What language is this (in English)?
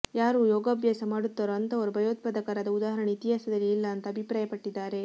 Kannada